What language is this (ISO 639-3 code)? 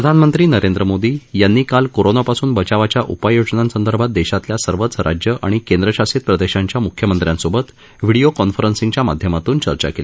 mar